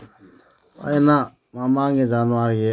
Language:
Manipuri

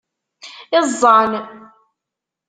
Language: Kabyle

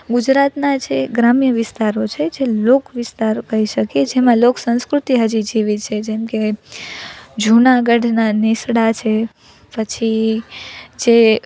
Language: Gujarati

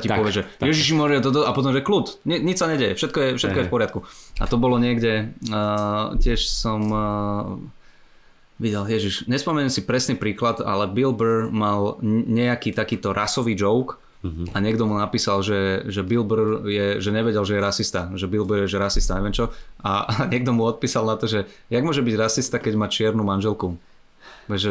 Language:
Slovak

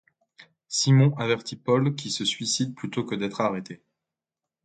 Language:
French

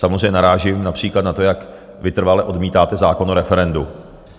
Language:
Czech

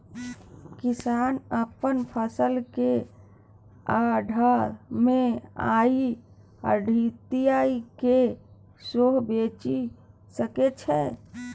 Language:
Maithili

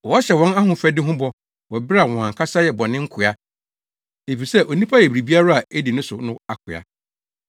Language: Akan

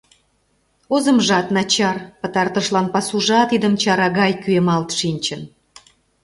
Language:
Mari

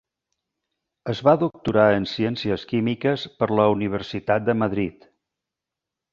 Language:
Catalan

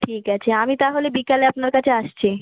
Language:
Bangla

